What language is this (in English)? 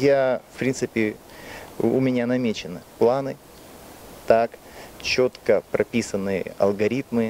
Romanian